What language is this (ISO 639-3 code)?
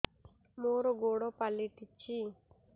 ori